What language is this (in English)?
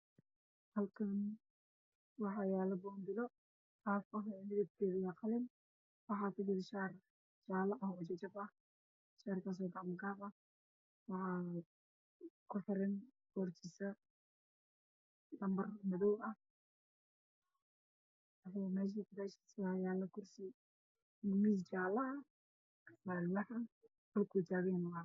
Somali